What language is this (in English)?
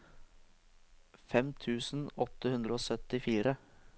Norwegian